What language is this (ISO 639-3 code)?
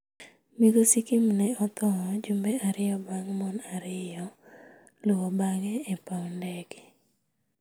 luo